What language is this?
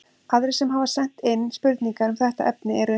Icelandic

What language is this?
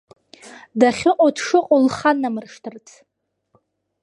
Abkhazian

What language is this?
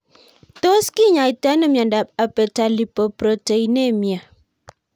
Kalenjin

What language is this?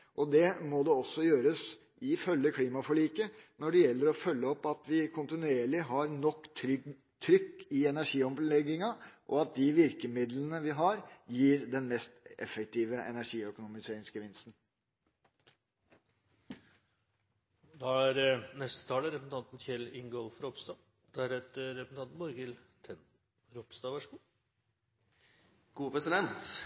Norwegian Bokmål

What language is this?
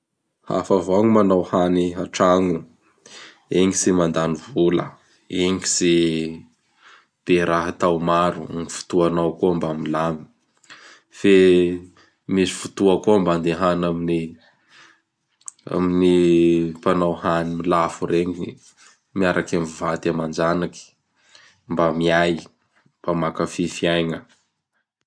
Bara Malagasy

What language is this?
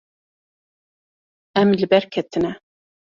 Kurdish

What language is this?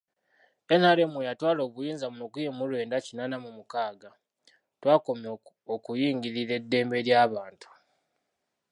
Ganda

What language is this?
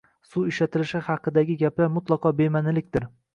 Uzbek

